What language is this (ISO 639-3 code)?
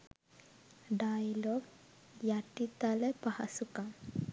sin